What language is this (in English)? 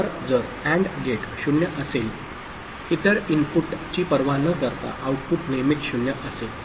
Marathi